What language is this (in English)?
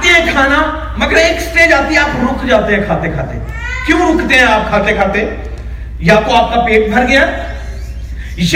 Urdu